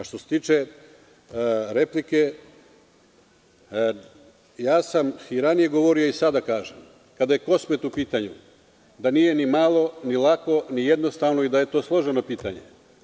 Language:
Serbian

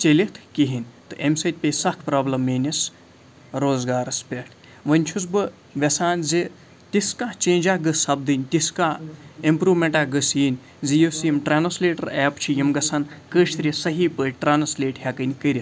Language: Kashmiri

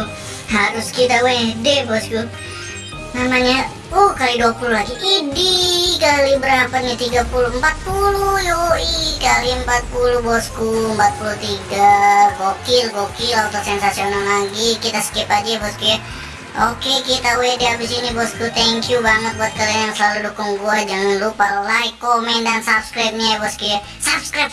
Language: Indonesian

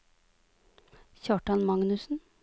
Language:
Norwegian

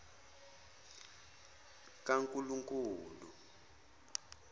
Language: Zulu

